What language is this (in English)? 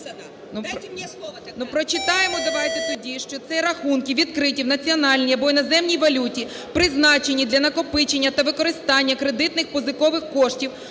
Ukrainian